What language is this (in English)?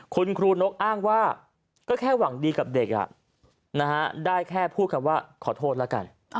Thai